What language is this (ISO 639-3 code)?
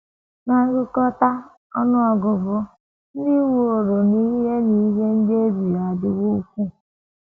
ibo